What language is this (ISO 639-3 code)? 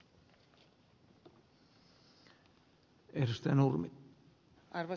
fin